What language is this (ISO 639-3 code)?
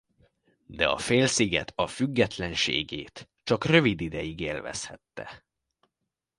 hun